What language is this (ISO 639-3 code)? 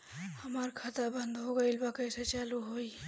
bho